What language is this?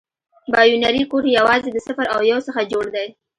Pashto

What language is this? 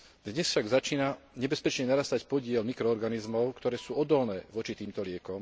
Slovak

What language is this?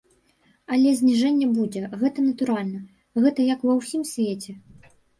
Belarusian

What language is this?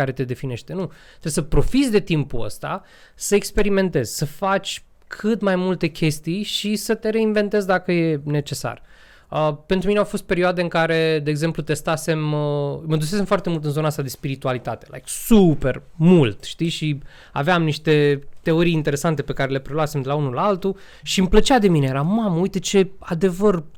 Romanian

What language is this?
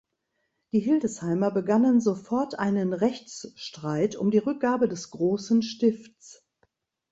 German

